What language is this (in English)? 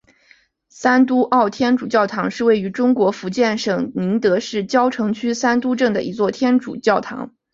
Chinese